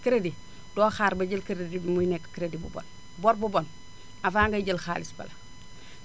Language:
Wolof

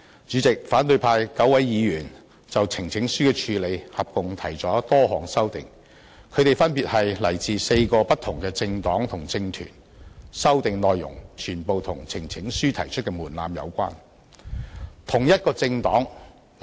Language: Cantonese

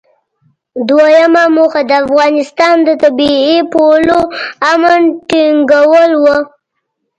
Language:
Pashto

